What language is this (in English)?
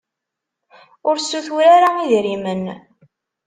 Kabyle